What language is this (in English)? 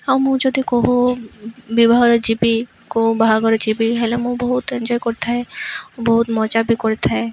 Odia